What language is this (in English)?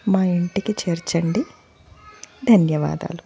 Telugu